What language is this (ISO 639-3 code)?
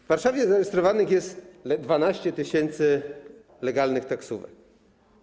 pol